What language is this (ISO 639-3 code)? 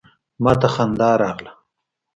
pus